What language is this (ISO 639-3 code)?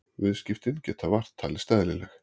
isl